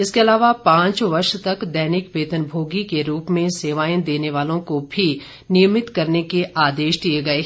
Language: Hindi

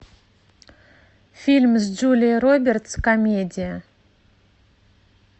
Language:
Russian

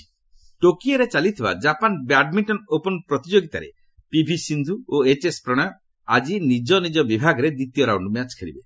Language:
Odia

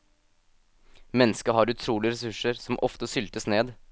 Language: Norwegian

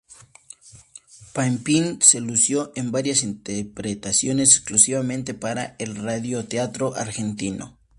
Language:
Spanish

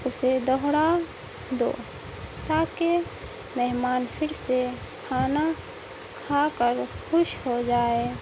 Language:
Urdu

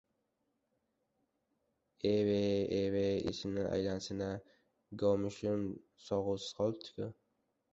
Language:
Uzbek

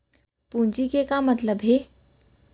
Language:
Chhattisgarhi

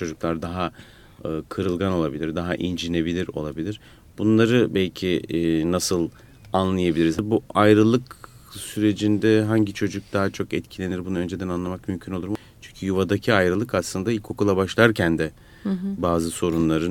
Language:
Turkish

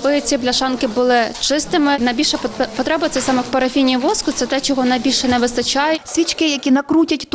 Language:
Ukrainian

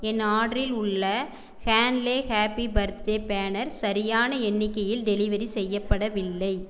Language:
Tamil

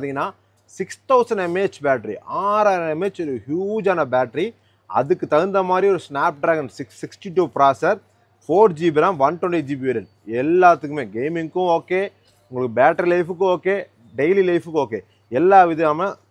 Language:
Tamil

